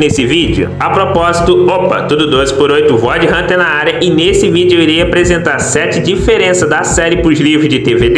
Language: Portuguese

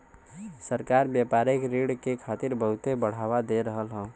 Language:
Bhojpuri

